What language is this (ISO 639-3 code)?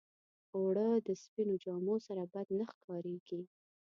pus